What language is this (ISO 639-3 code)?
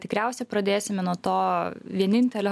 lit